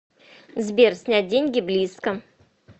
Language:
Russian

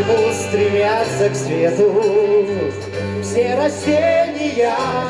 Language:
Russian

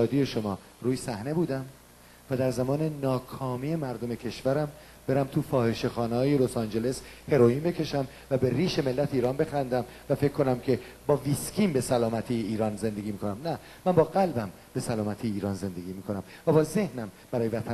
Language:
Persian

